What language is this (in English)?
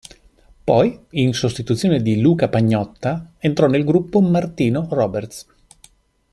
Italian